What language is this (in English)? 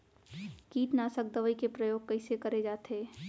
Chhattisgarhi